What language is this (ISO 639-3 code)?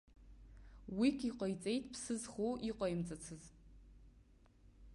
abk